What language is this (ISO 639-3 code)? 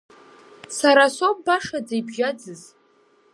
abk